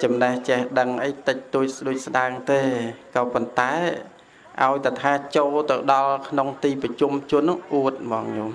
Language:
Vietnamese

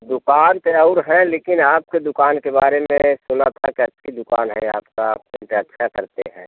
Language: Hindi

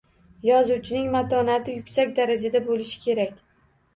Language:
Uzbek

